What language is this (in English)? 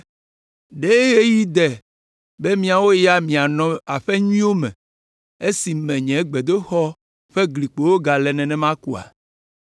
Ewe